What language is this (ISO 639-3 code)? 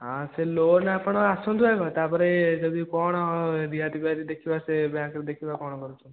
ori